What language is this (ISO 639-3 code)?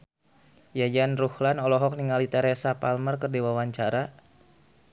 sun